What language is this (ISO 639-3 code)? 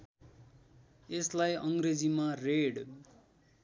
nep